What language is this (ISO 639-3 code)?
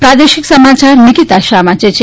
guj